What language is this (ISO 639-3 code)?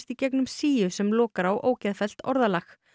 isl